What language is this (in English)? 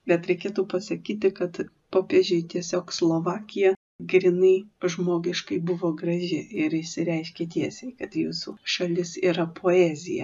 Lithuanian